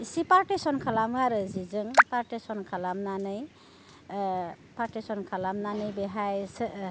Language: Bodo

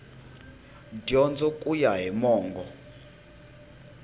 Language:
Tsonga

